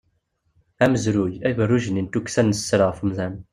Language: Kabyle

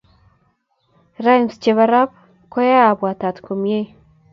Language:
Kalenjin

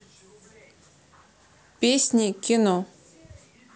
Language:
Russian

